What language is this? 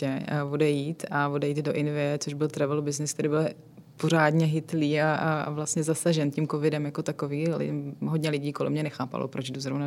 Czech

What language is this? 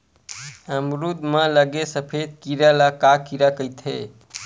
Chhattisgarhi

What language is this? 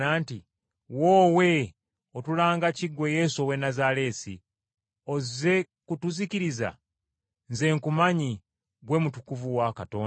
Ganda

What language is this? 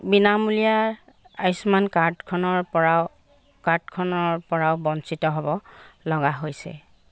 Assamese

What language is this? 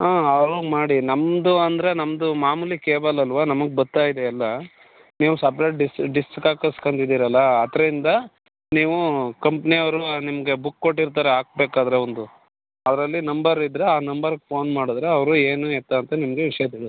Kannada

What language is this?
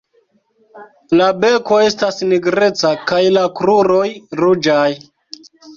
Esperanto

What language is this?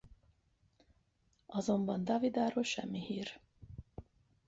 Hungarian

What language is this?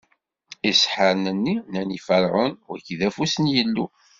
Kabyle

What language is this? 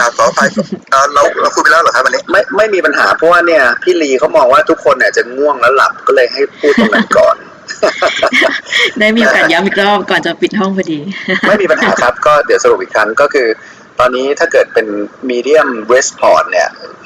Thai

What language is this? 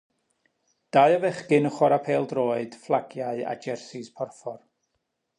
Welsh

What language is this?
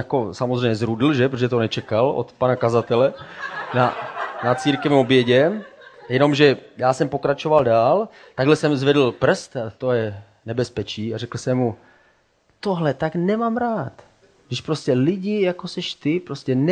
Czech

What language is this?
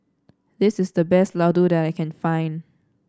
English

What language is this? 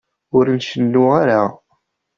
Kabyle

